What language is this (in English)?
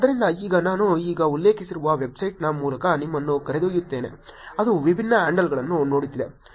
Kannada